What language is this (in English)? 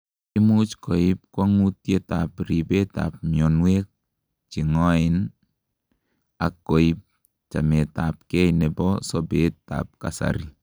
Kalenjin